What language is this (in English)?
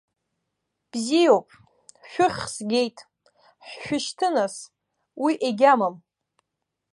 Abkhazian